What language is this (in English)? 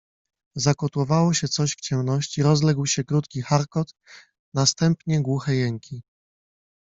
Polish